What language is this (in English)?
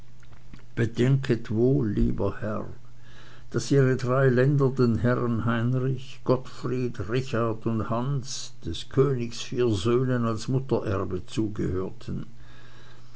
German